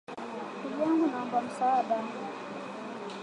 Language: Swahili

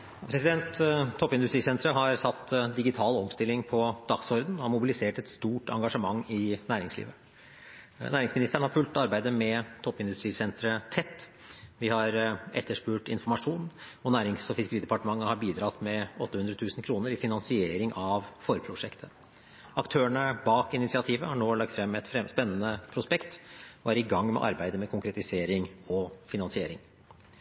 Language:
Norwegian Bokmål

